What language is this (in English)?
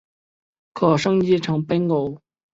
Chinese